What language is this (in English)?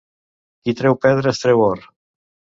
Catalan